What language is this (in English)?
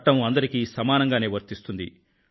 Telugu